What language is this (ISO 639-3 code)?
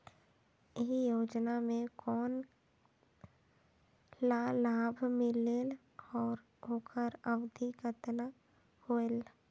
hne